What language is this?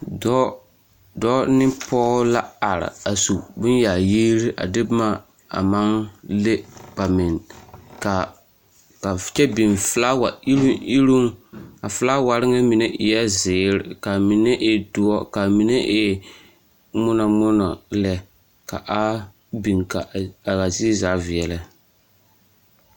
Southern Dagaare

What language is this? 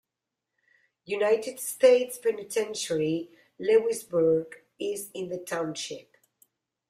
English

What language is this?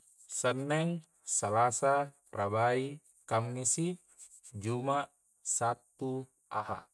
Coastal Konjo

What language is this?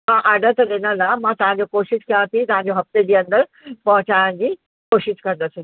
Sindhi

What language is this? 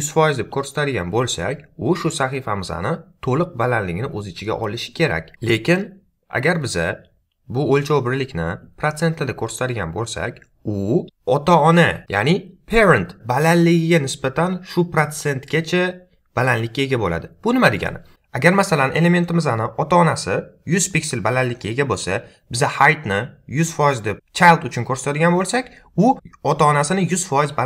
Turkish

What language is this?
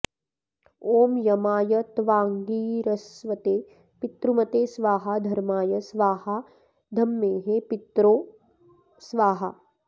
Sanskrit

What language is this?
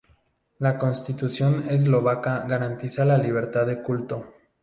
Spanish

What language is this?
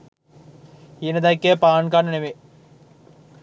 Sinhala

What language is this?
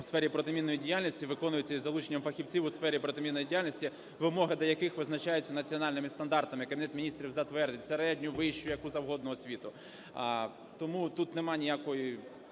Ukrainian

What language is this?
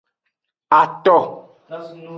Aja (Benin)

